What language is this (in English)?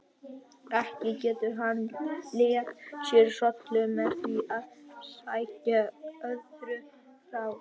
Icelandic